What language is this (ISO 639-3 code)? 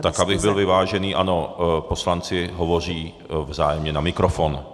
ces